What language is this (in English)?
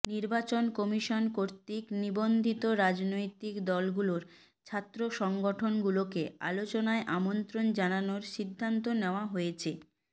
Bangla